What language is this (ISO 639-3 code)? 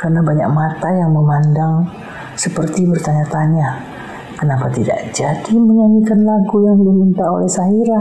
ind